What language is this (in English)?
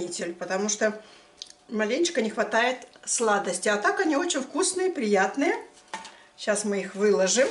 Russian